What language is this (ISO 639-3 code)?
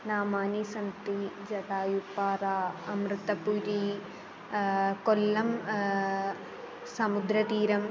san